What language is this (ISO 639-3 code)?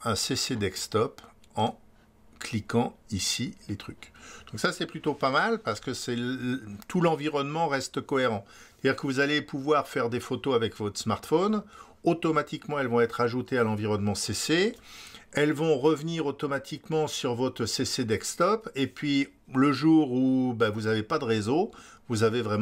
fra